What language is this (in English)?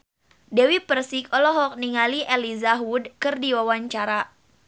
Sundanese